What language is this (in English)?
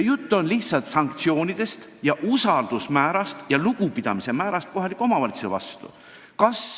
Estonian